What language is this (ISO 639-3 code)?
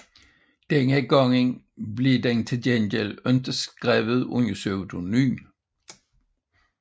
dan